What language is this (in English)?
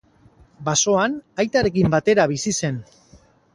Basque